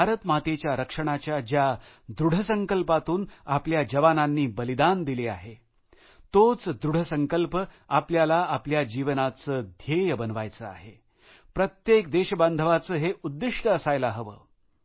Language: Marathi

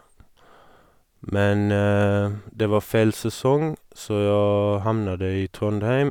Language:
Norwegian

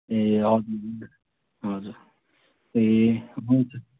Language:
Nepali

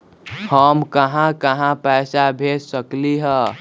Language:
Magahi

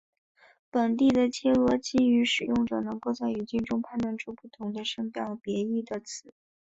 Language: Chinese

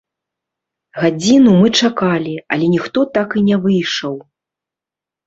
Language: Belarusian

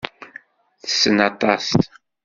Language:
Kabyle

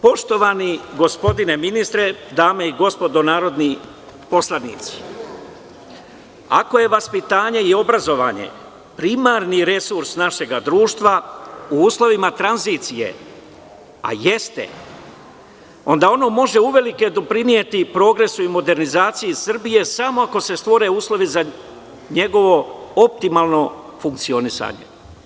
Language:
Serbian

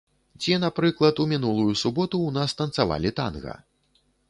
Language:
Belarusian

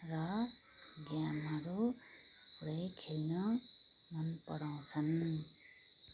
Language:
Nepali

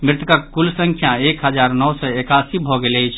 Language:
Maithili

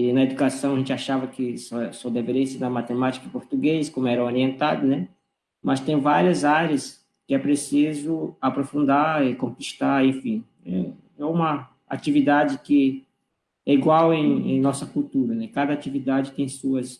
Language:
Portuguese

